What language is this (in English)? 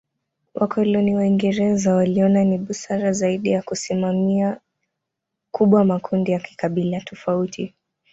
Swahili